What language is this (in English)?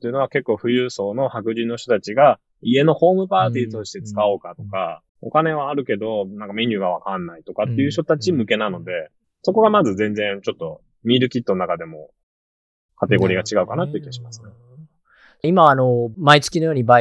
Japanese